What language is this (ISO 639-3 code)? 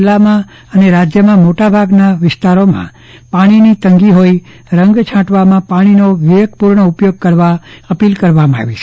guj